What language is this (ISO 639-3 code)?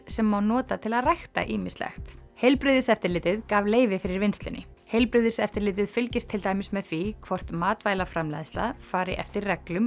isl